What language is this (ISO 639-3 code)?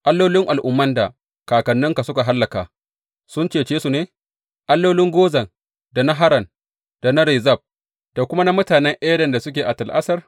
hau